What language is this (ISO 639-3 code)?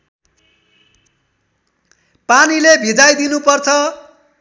nep